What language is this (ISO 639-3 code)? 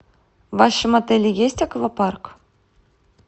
rus